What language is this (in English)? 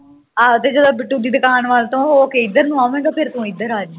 Punjabi